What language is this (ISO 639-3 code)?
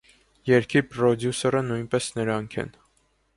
hye